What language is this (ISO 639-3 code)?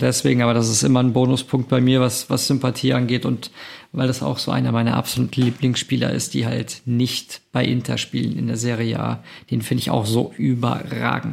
deu